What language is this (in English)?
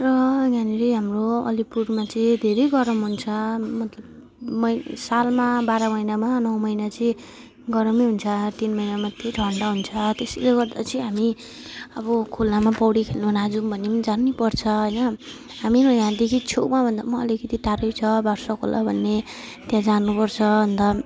Nepali